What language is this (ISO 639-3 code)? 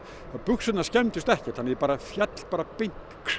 isl